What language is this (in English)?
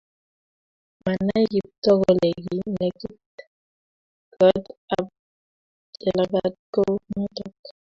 Kalenjin